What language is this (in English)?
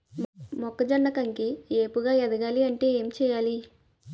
Telugu